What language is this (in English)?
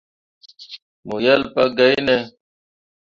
Mundang